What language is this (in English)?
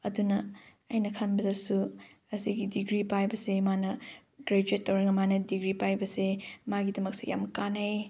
Manipuri